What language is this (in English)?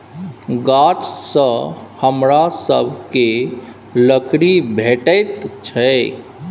Maithili